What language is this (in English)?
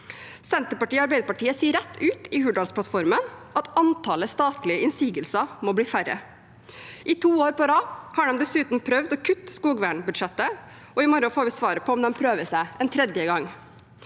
Norwegian